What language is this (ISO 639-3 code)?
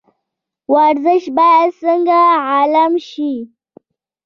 pus